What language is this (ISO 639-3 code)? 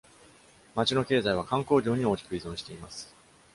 jpn